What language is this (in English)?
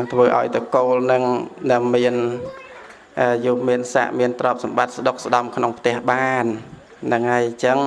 Vietnamese